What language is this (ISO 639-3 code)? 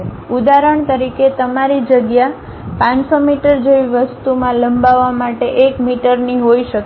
guj